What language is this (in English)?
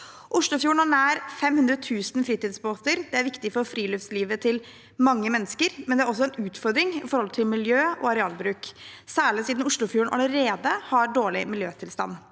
Norwegian